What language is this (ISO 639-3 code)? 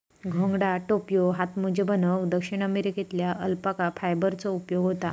mar